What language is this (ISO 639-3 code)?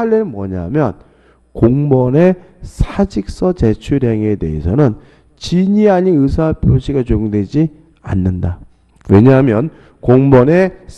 kor